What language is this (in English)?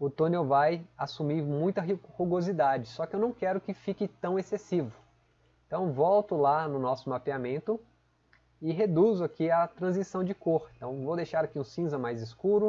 Portuguese